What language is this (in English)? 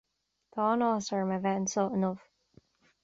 Irish